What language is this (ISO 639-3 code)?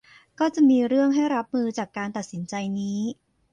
tha